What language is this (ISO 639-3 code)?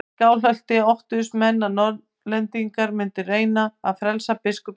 isl